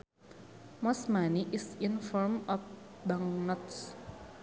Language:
Sundanese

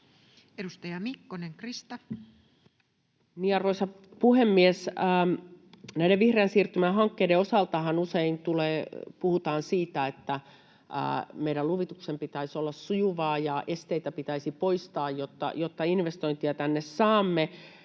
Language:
Finnish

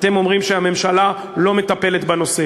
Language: Hebrew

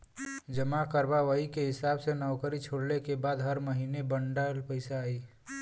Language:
Bhojpuri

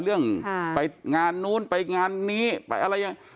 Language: Thai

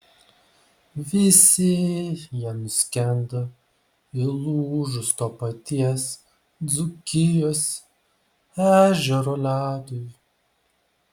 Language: Lithuanian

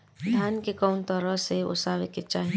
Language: Bhojpuri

